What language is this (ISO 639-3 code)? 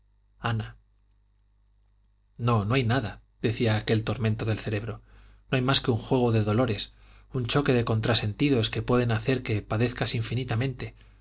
spa